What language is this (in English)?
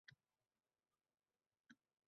Uzbek